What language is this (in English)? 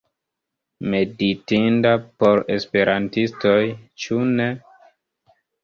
Esperanto